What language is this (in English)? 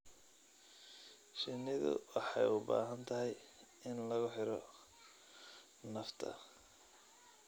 Somali